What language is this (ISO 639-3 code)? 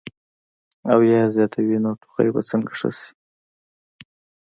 pus